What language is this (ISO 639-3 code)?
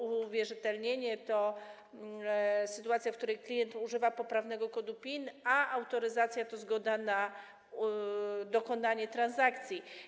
pol